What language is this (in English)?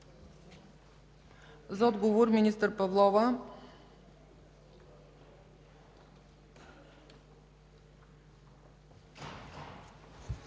Bulgarian